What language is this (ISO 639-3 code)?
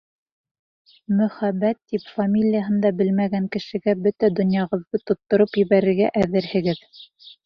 bak